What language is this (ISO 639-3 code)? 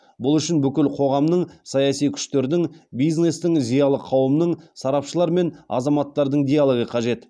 kaz